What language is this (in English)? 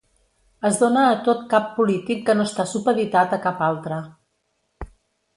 Catalan